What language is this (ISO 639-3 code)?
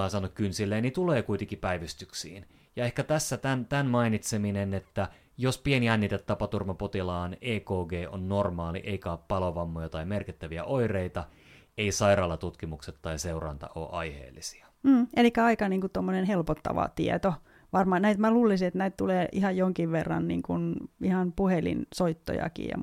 fin